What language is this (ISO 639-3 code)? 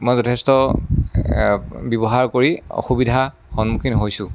asm